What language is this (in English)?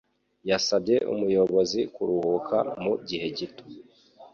Kinyarwanda